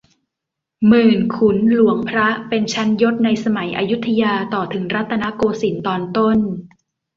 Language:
Thai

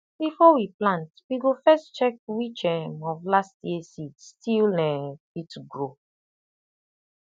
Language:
Nigerian Pidgin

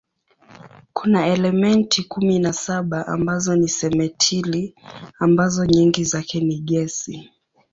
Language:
Swahili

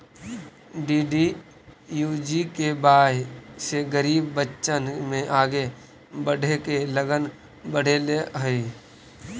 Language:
Magahi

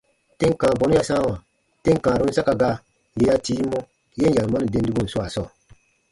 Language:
Baatonum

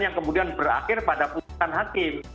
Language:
Indonesian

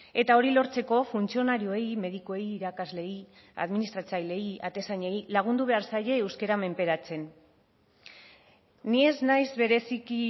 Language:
Basque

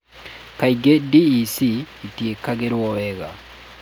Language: Kikuyu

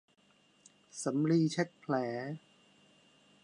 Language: Thai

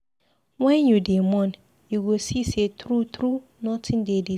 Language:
Nigerian Pidgin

